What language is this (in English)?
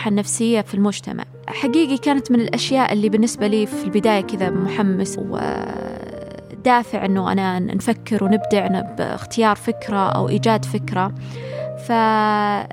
Arabic